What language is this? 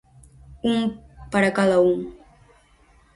Galician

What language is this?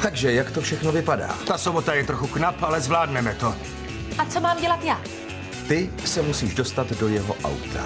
Czech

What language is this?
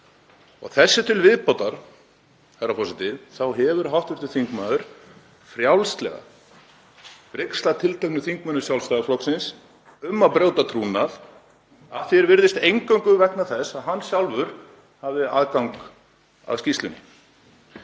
Icelandic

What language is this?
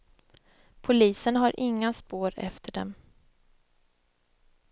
Swedish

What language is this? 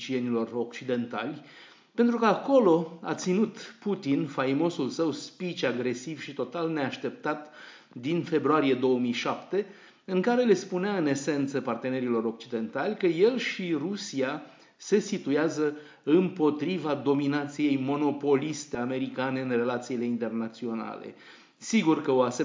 Romanian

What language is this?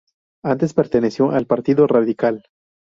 Spanish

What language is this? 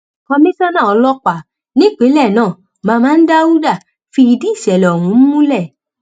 Yoruba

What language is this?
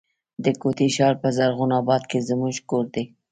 Pashto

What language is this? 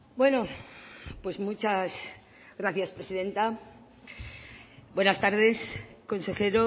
Spanish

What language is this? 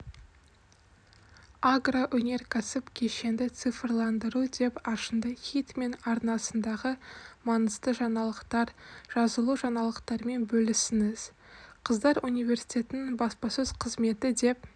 Kazakh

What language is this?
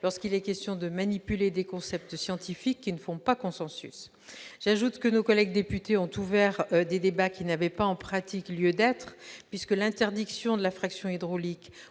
French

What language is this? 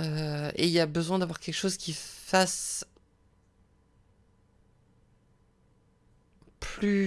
French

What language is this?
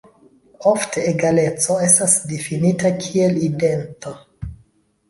Esperanto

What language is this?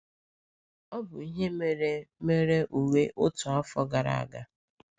Igbo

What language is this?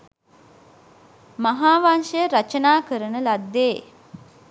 Sinhala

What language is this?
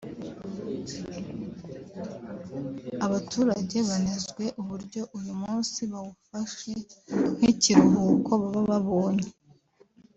Kinyarwanda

